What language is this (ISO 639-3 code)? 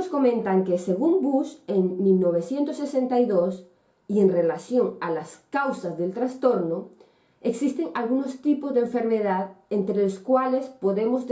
spa